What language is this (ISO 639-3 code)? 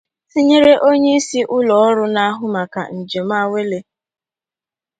ibo